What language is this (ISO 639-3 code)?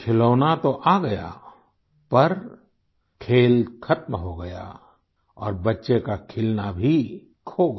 hin